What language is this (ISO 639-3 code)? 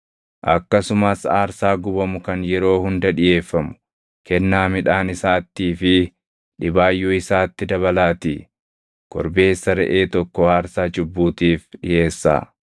orm